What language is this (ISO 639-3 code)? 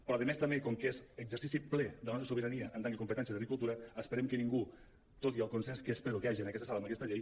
cat